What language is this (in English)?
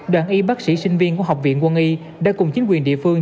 Vietnamese